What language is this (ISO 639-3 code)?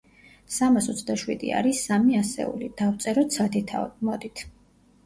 kat